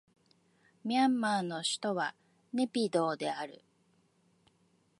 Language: Japanese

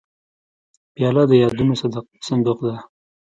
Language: Pashto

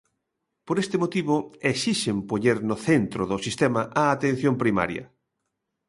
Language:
Galician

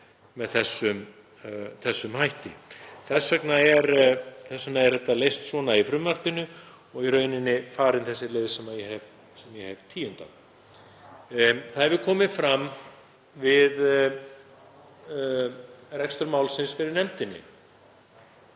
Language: Icelandic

